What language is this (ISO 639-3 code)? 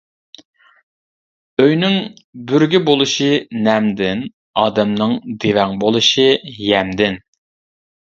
uig